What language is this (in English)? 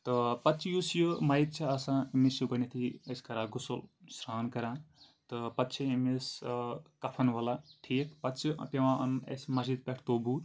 Kashmiri